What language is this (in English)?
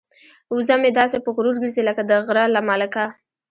Pashto